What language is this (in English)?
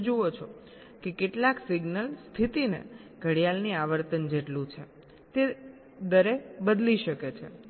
Gujarati